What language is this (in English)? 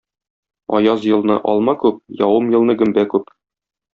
Tatar